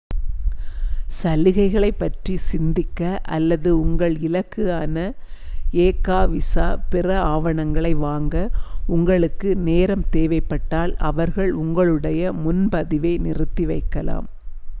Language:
Tamil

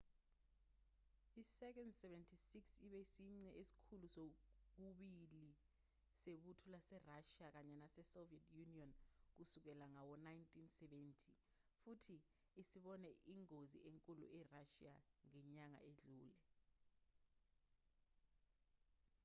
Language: Zulu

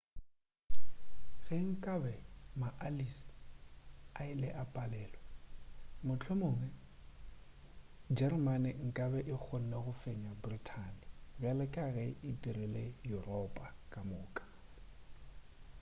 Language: Northern Sotho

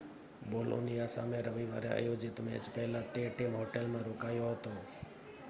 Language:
Gujarati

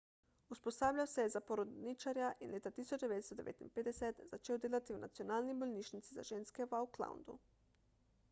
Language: Slovenian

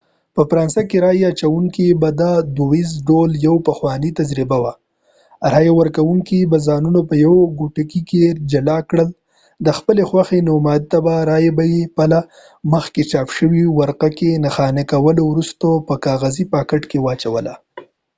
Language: Pashto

